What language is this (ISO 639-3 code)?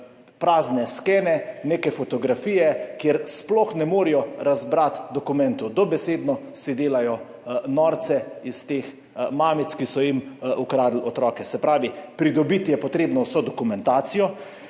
slv